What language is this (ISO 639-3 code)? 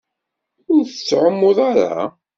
kab